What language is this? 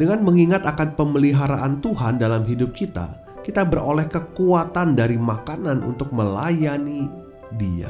Indonesian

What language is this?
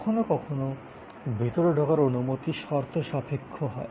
Bangla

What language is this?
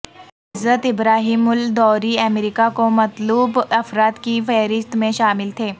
Urdu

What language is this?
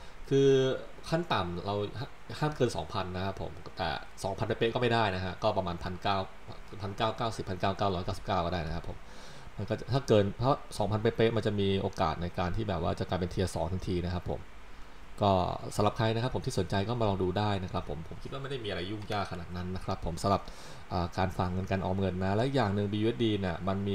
Thai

